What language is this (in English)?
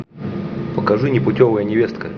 Russian